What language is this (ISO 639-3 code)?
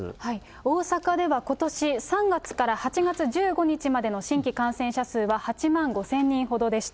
jpn